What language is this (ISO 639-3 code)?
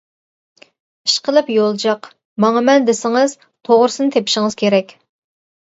uig